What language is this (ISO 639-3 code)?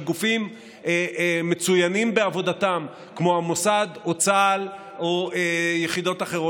heb